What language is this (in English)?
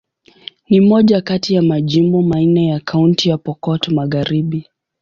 Swahili